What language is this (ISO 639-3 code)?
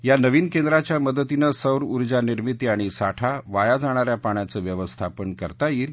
mar